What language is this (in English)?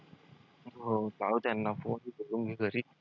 Marathi